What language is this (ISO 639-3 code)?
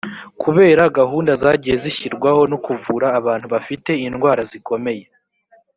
kin